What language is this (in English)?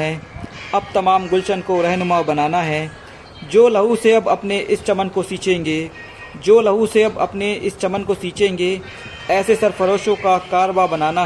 Hindi